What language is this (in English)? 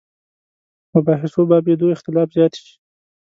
Pashto